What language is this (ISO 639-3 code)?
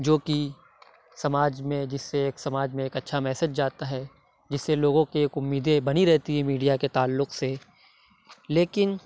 urd